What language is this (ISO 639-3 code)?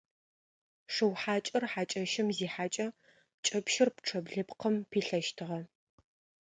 ady